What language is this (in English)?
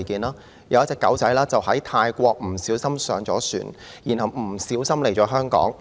Cantonese